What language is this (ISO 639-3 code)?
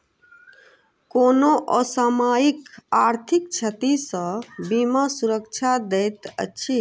mai